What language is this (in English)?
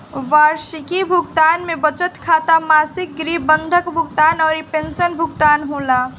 Bhojpuri